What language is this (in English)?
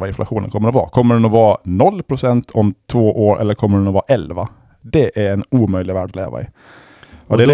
Swedish